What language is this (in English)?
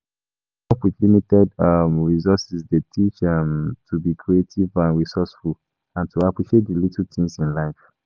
Nigerian Pidgin